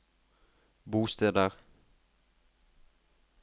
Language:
Norwegian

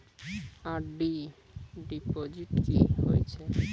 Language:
Maithili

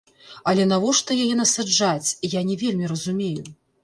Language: Belarusian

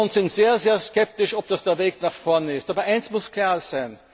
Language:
German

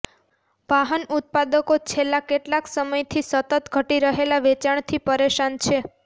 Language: Gujarati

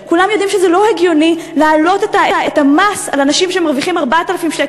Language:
Hebrew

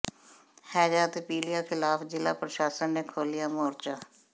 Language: Punjabi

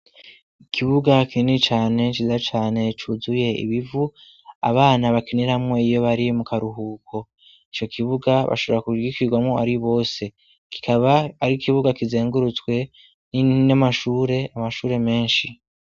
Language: Rundi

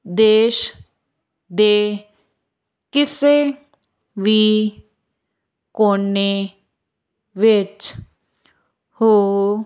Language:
Punjabi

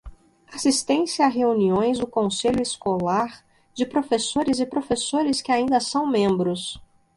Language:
Portuguese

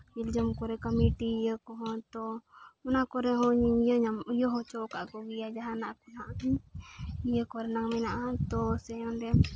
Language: Santali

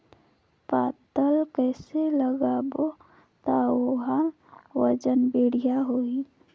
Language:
Chhattisgarhi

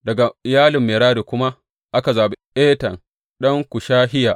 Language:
Hausa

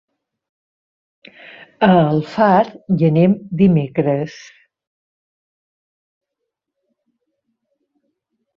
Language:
Catalan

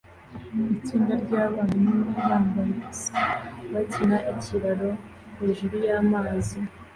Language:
Kinyarwanda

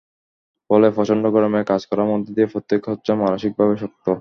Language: Bangla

